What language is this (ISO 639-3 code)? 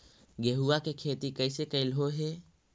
mag